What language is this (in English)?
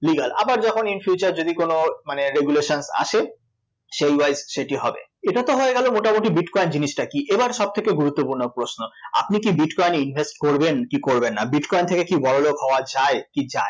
Bangla